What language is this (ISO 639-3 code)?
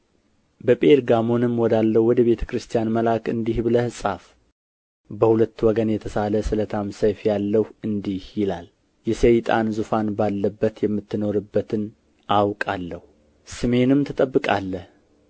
amh